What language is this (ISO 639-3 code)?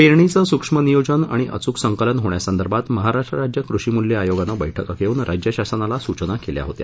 mar